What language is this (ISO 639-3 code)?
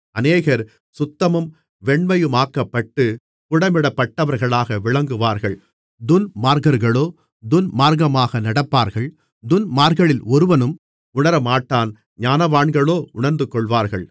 tam